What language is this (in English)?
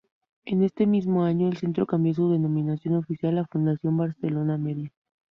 Spanish